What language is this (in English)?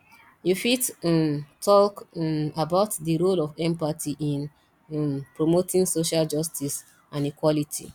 Nigerian Pidgin